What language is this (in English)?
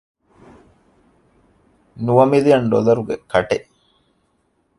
Divehi